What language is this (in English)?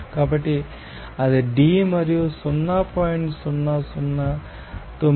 Telugu